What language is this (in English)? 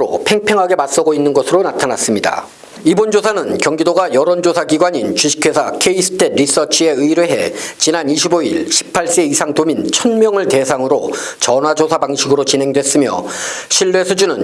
Korean